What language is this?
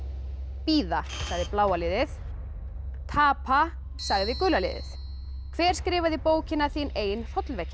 Icelandic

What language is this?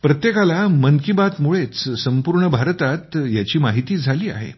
Marathi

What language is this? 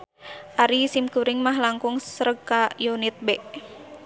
Sundanese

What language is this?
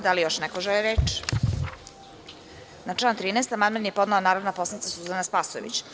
Serbian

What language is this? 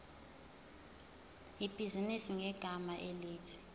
Zulu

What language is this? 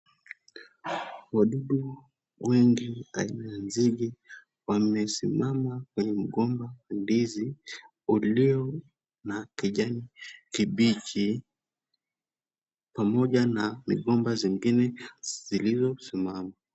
Swahili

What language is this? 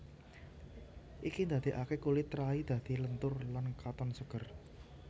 Javanese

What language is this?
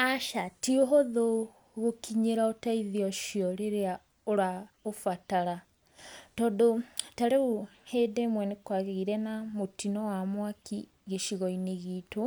Kikuyu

